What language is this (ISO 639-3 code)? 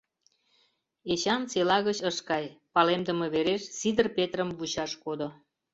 chm